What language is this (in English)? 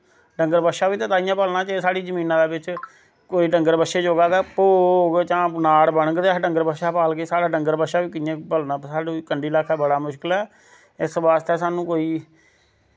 Dogri